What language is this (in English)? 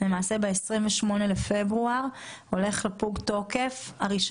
Hebrew